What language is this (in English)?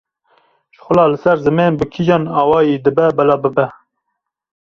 Kurdish